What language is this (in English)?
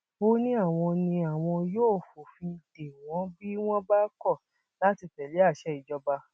Yoruba